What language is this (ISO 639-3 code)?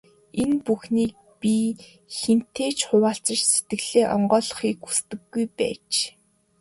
mon